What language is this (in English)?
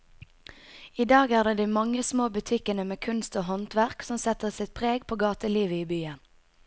Norwegian